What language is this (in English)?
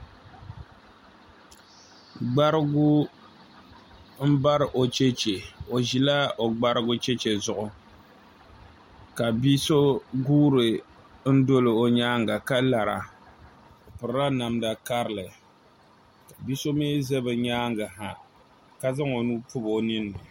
Dagbani